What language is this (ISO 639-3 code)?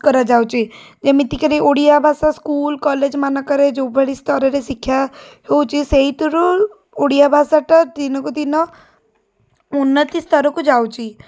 ori